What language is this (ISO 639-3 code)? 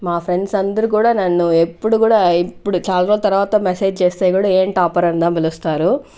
tel